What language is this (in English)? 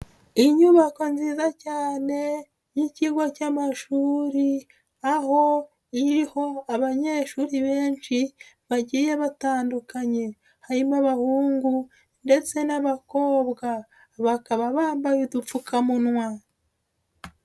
Kinyarwanda